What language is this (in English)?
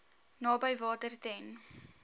Afrikaans